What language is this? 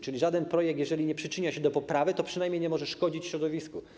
Polish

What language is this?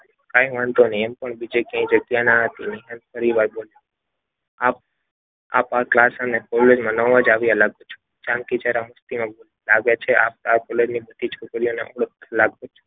Gujarati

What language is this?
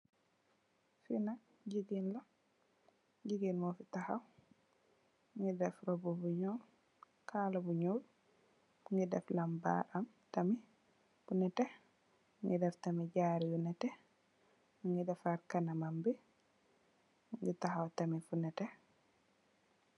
Wolof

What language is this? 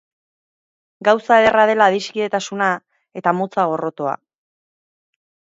Basque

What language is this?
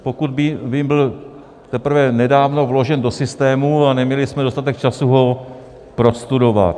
Czech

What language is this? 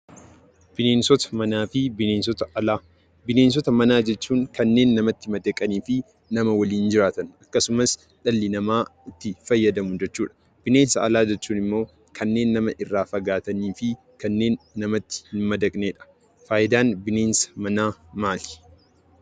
Oromo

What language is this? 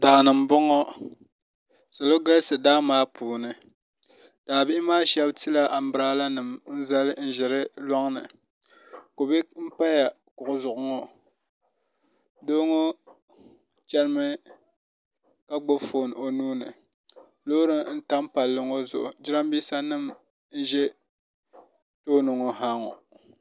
Dagbani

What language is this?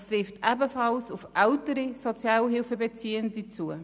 Swiss German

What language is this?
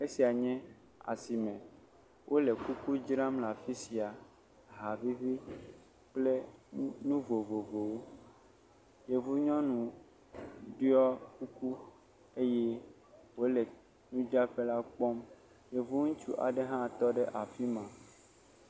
Ewe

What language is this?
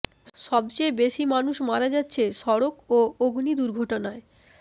Bangla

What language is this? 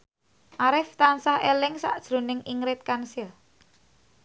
Javanese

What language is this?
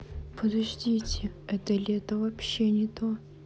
Russian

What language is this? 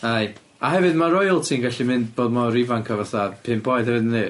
Welsh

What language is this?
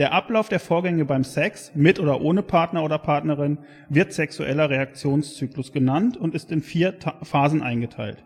German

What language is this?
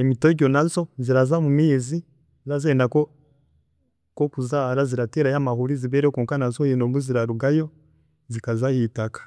Chiga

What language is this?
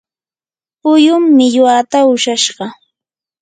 Yanahuanca Pasco Quechua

